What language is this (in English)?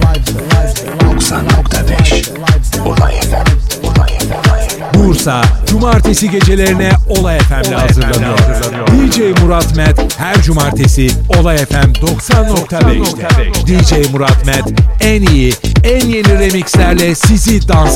Turkish